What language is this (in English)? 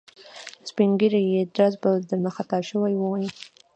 Pashto